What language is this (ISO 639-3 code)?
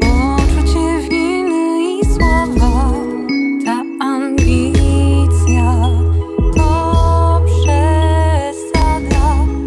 pol